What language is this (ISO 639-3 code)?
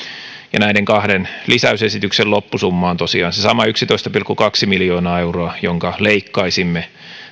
fin